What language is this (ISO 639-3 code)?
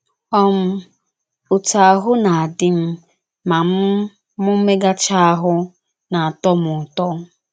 ibo